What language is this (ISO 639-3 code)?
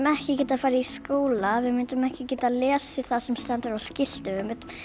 isl